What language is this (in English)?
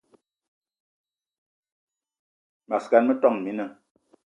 Eton (Cameroon)